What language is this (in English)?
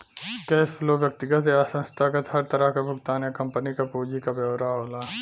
Bhojpuri